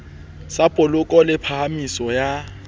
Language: Southern Sotho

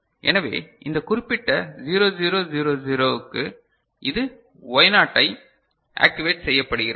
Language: Tamil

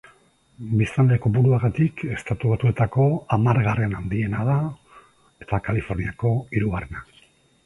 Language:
Basque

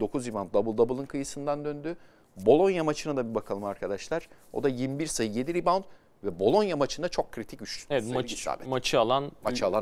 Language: Turkish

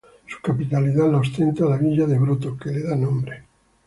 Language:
Spanish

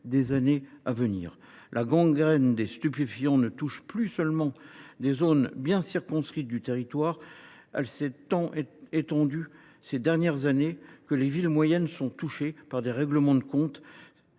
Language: French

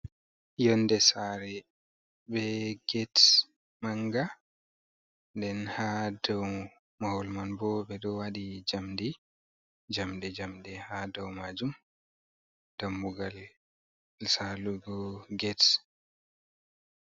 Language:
Fula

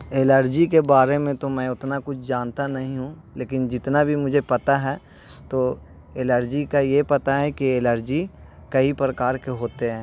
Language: Urdu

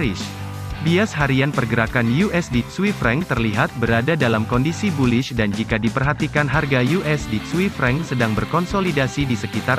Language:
Indonesian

